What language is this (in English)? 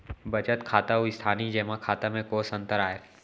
Chhattisgarhi